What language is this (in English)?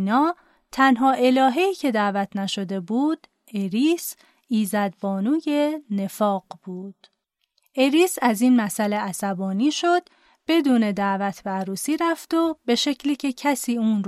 Persian